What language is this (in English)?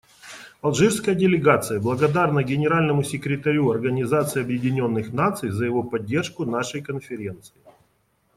Russian